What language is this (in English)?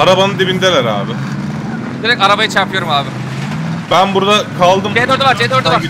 Turkish